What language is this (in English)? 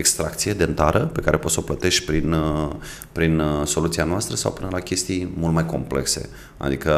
Romanian